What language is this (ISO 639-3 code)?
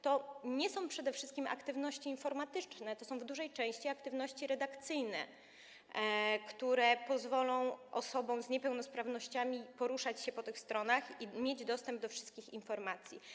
pol